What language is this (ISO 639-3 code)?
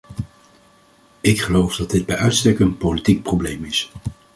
nld